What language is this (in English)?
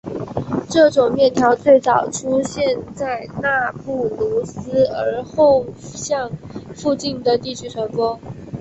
Chinese